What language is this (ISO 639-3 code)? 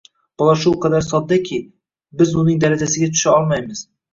uzb